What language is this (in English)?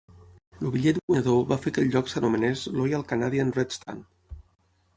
Catalan